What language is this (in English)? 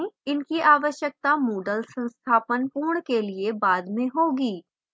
Hindi